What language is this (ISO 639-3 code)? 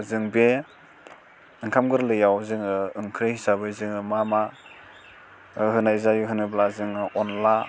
brx